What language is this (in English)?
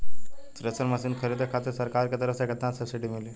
Bhojpuri